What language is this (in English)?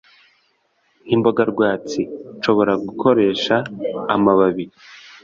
Kinyarwanda